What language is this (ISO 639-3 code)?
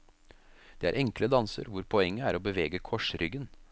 nor